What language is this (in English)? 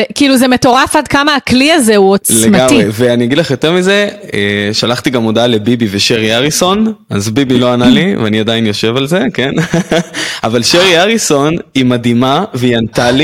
Hebrew